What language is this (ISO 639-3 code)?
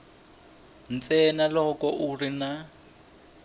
tso